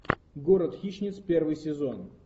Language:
Russian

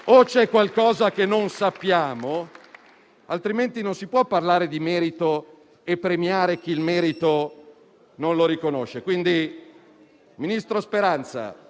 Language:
Italian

